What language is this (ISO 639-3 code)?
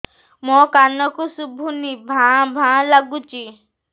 ori